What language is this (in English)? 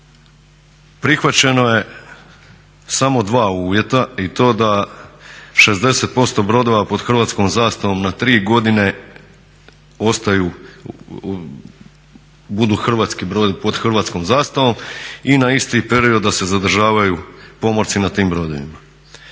Croatian